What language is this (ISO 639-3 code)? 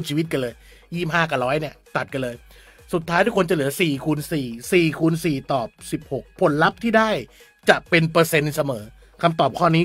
tha